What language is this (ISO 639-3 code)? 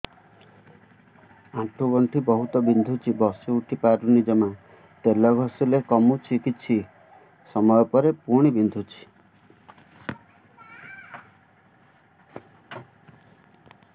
ori